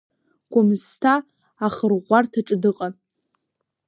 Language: Abkhazian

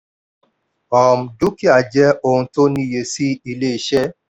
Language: Yoruba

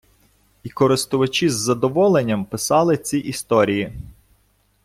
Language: Ukrainian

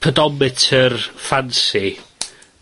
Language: Welsh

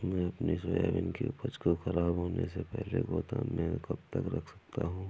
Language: Hindi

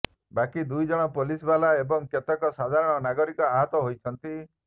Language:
Odia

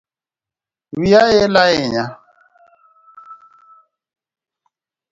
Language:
Luo (Kenya and Tanzania)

